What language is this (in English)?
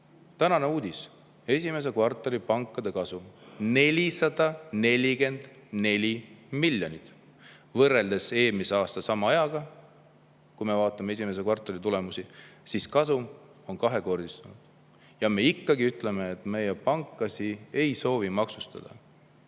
Estonian